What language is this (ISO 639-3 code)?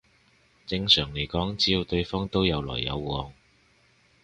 yue